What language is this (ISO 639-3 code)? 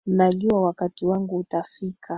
swa